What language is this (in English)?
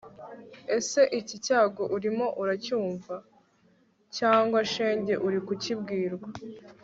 Kinyarwanda